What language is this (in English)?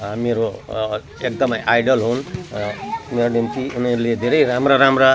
Nepali